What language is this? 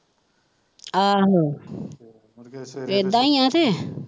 Punjabi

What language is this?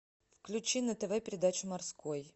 Russian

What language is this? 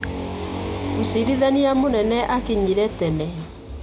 Kikuyu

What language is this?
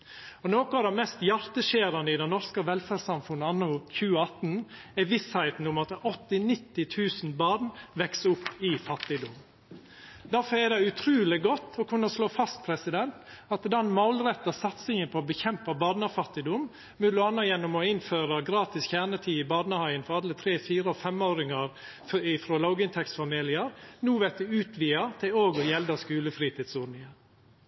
Norwegian Nynorsk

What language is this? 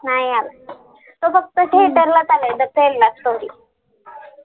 Marathi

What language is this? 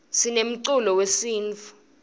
Swati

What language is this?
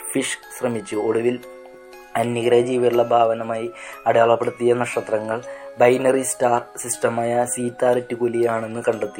Malayalam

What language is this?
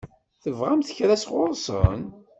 Kabyle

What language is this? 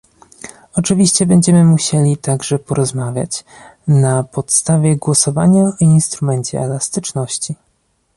Polish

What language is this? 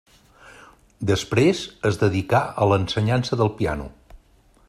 Catalan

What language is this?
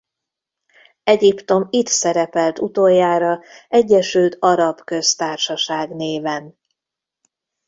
Hungarian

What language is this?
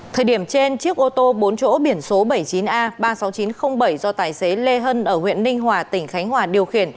Vietnamese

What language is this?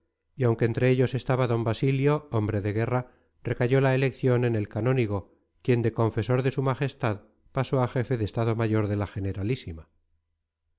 Spanish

